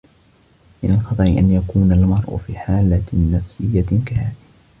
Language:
Arabic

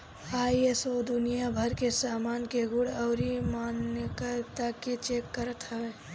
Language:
Bhojpuri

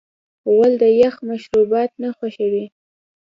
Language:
Pashto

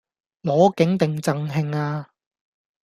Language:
Cantonese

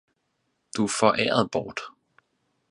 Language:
Danish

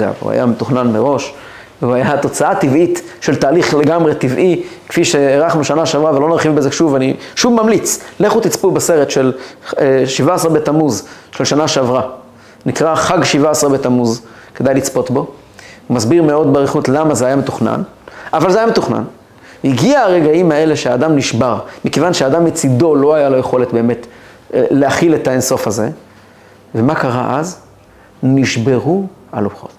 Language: Hebrew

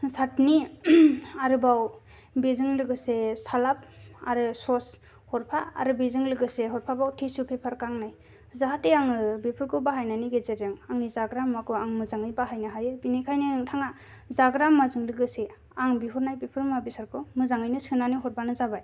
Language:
Bodo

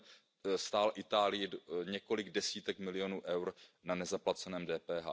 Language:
Czech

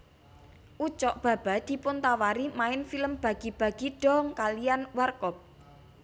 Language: Javanese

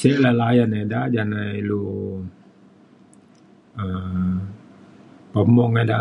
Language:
Mainstream Kenyah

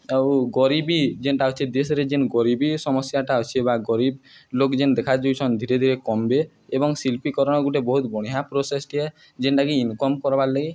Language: Odia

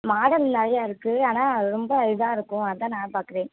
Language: Tamil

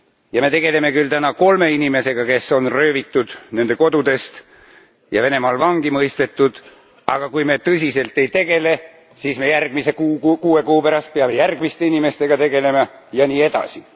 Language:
Estonian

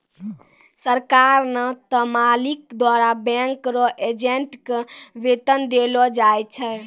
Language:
Maithili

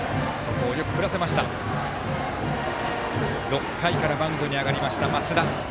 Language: Japanese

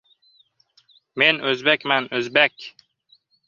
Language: Uzbek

